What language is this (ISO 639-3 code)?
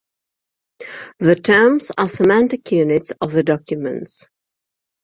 eng